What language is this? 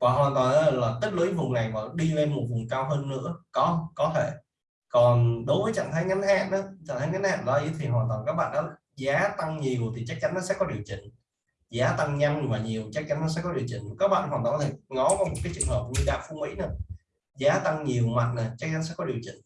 Vietnamese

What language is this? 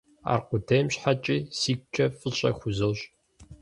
Kabardian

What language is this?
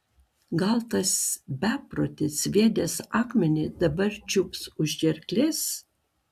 Lithuanian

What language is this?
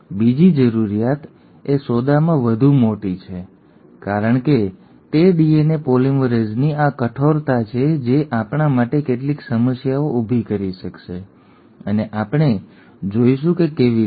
Gujarati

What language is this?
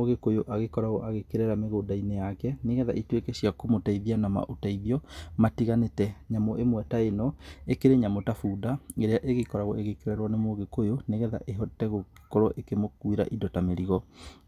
Kikuyu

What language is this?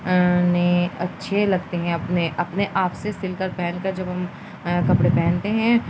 Urdu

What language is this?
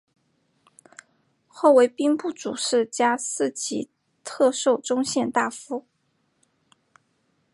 Chinese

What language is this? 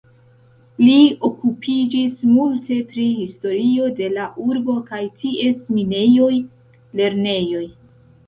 Esperanto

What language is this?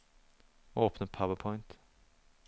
Norwegian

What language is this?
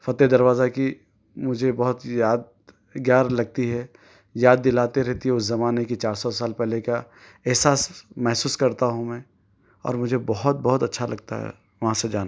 Urdu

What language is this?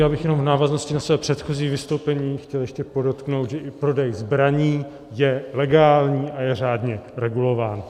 Czech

